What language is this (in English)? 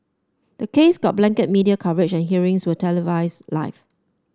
English